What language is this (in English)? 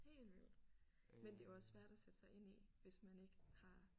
Danish